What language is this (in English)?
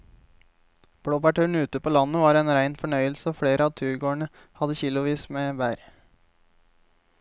Norwegian